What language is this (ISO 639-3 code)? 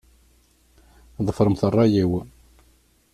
kab